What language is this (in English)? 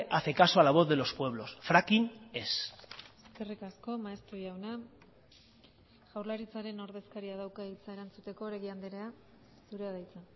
Basque